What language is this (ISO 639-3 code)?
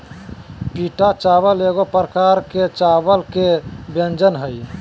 mag